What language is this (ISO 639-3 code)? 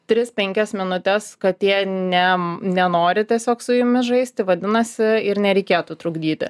lit